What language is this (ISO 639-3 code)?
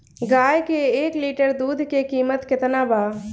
bho